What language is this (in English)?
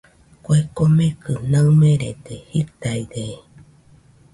Nüpode Huitoto